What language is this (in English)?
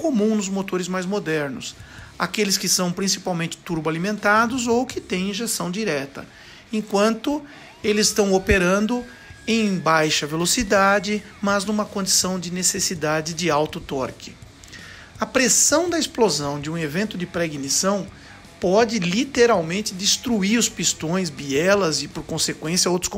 Portuguese